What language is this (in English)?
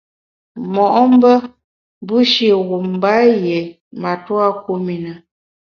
Bamun